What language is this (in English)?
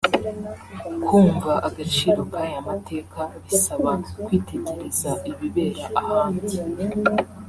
Kinyarwanda